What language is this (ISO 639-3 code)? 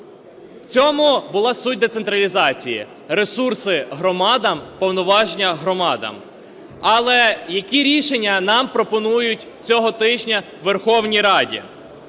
ukr